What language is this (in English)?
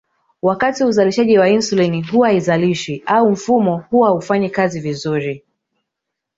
Swahili